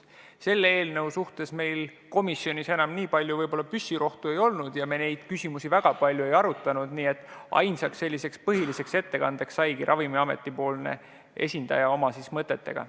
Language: Estonian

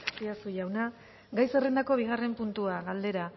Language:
Basque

